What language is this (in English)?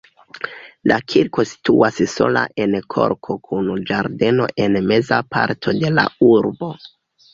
Esperanto